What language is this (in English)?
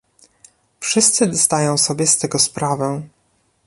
Polish